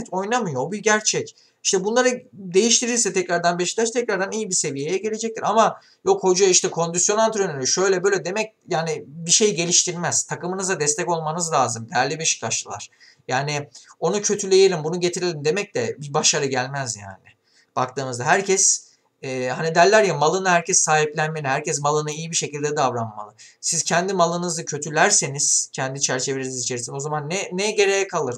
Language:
Turkish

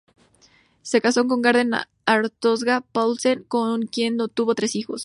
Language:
Spanish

